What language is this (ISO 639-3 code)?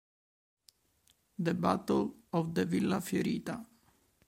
ita